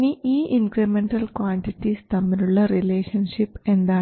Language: Malayalam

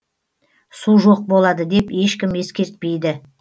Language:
Kazakh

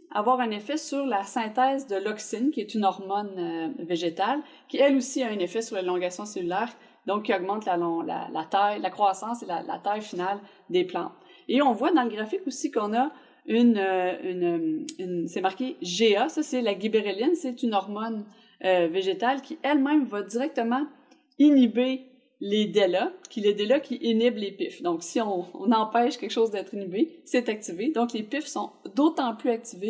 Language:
French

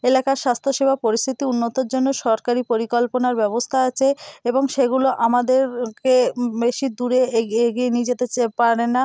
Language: Bangla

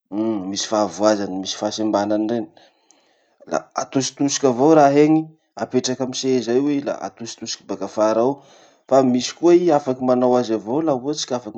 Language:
Masikoro Malagasy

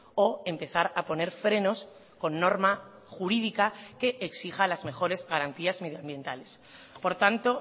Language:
Spanish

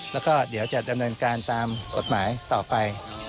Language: Thai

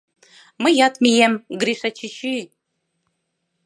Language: Mari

